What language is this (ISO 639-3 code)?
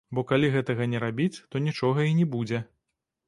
bel